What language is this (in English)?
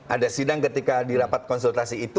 Indonesian